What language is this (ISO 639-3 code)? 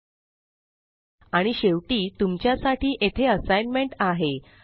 mar